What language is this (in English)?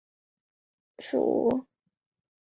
Chinese